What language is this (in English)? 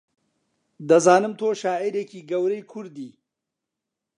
Central Kurdish